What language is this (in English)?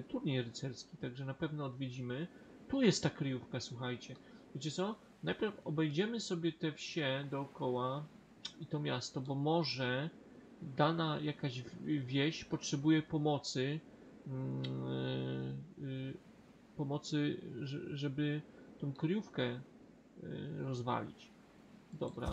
Polish